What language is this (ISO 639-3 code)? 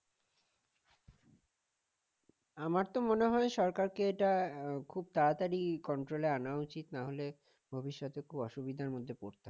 ben